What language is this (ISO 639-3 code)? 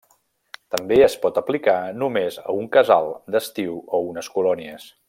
cat